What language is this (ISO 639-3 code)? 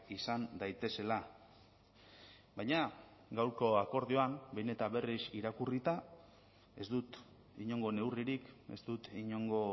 eus